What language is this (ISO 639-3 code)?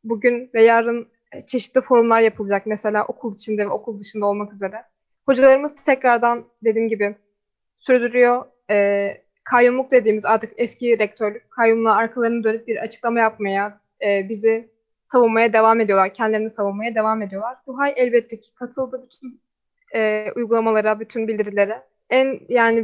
tur